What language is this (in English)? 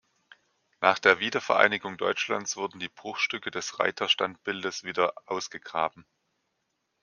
German